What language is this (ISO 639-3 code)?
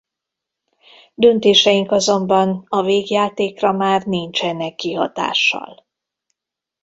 hun